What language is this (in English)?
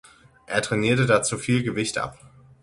German